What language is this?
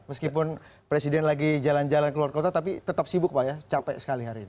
Indonesian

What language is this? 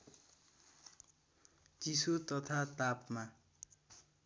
Nepali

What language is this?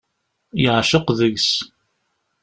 Kabyle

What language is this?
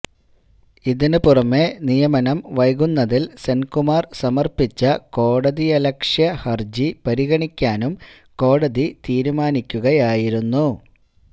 Malayalam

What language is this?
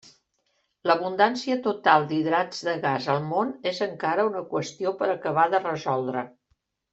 Catalan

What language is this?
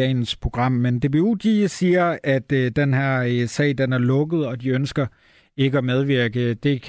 Danish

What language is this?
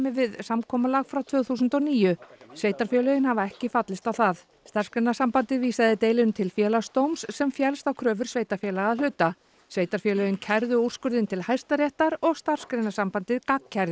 Icelandic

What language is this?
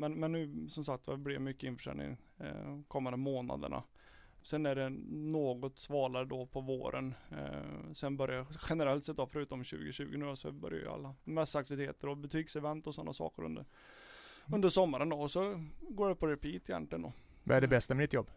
Swedish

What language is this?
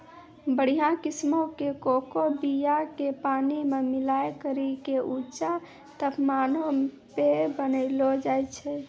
Maithili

